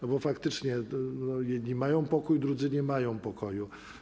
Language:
Polish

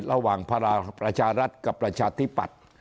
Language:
Thai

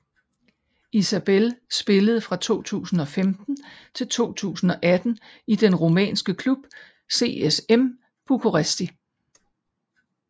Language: Danish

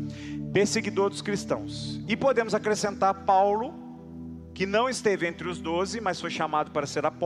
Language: Portuguese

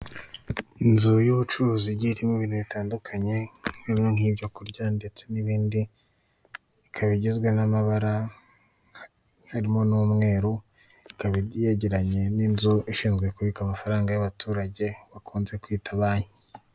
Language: Kinyarwanda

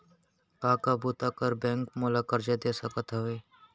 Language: Chhattisgarhi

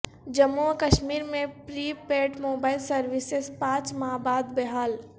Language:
Urdu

